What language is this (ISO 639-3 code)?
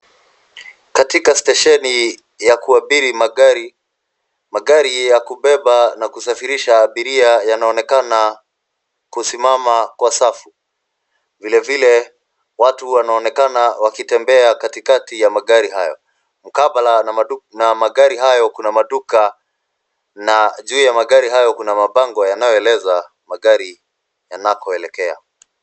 swa